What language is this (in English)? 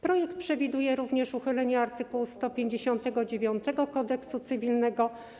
Polish